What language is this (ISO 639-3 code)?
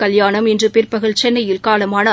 tam